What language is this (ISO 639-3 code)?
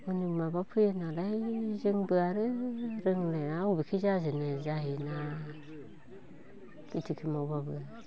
brx